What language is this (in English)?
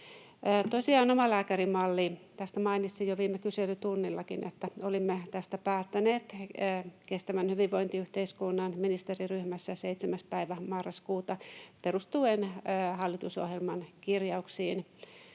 Finnish